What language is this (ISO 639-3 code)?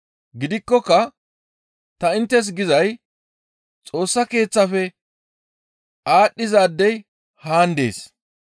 gmv